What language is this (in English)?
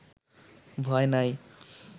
Bangla